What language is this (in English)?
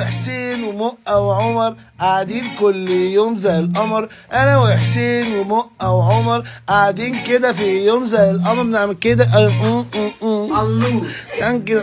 Arabic